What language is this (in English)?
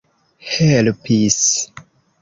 Esperanto